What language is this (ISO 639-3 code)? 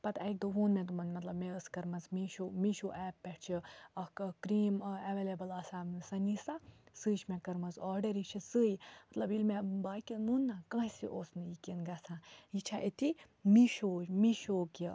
kas